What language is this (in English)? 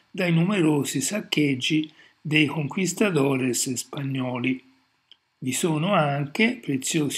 Italian